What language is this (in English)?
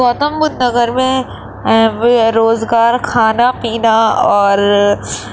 Urdu